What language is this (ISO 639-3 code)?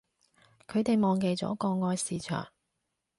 yue